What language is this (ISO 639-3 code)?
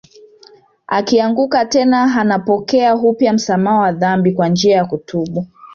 swa